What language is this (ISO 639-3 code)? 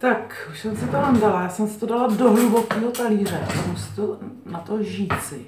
ces